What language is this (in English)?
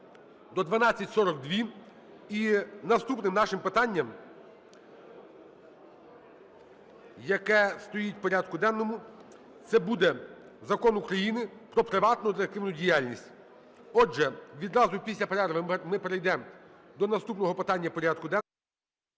Ukrainian